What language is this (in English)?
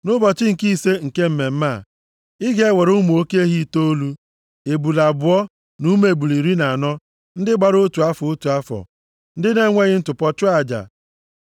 Igbo